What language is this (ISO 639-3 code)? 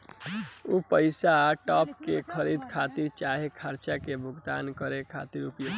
bho